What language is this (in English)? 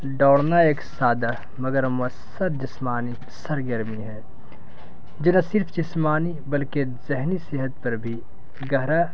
Urdu